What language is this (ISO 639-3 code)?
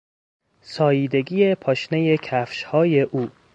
fas